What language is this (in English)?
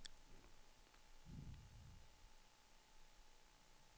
Swedish